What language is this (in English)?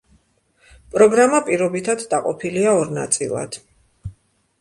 Georgian